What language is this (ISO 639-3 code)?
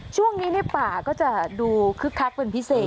tha